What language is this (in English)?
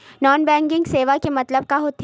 Chhattisgarhi